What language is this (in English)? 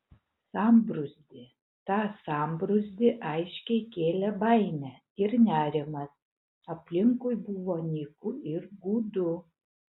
Lithuanian